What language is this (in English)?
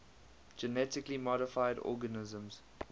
English